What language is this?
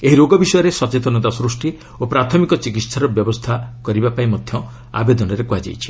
Odia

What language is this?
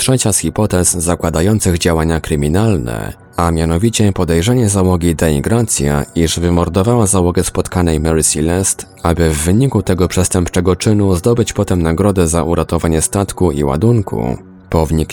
Polish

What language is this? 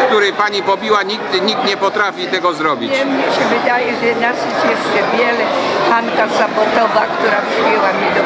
Polish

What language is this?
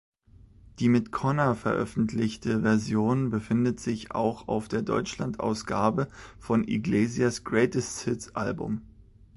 German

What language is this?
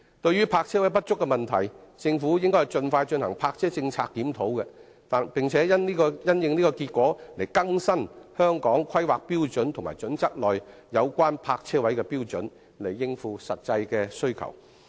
Cantonese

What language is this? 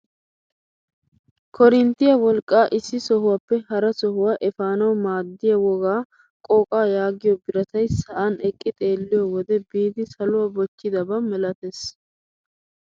Wolaytta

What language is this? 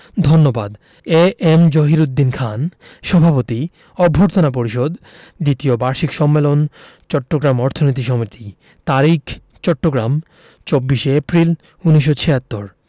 Bangla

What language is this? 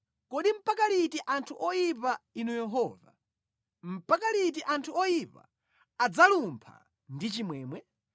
Nyanja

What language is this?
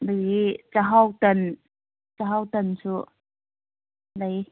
Manipuri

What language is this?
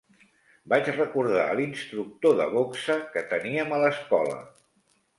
Catalan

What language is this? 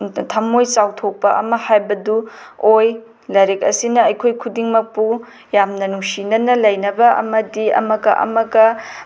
Manipuri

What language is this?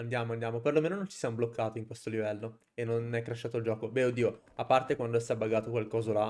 Italian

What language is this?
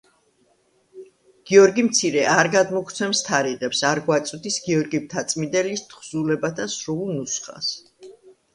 Georgian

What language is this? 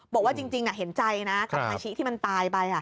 Thai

